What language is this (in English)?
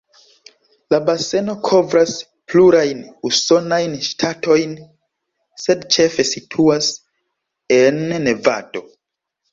Esperanto